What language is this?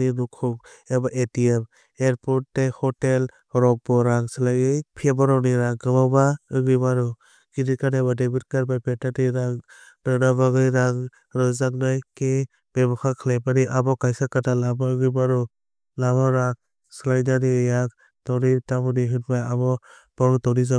Kok Borok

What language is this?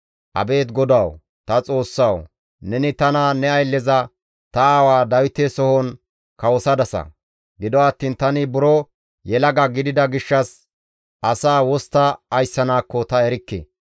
Gamo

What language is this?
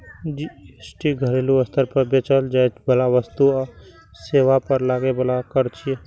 Maithili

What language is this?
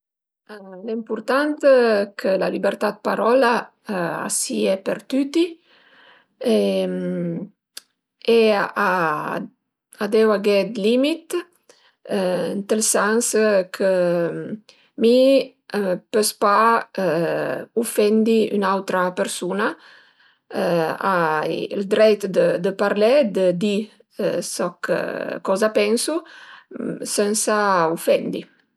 Piedmontese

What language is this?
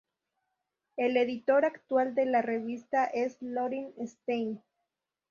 Spanish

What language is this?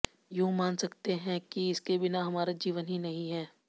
Hindi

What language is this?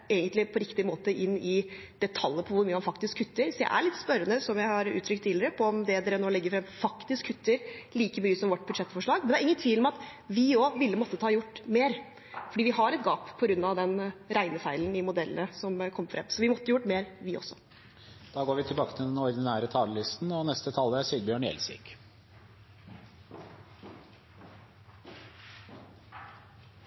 Norwegian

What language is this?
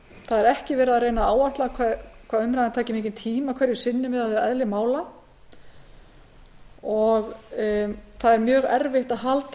Icelandic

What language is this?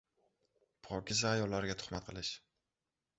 Uzbek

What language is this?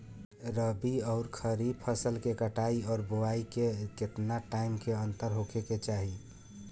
Bhojpuri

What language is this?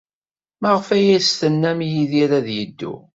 Kabyle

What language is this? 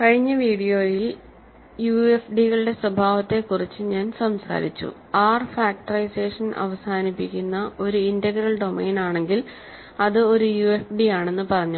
Malayalam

